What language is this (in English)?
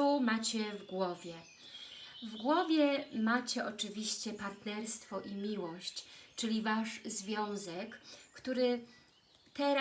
Polish